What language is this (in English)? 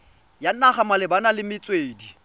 Tswana